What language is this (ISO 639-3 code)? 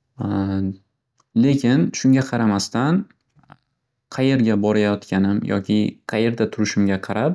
uzb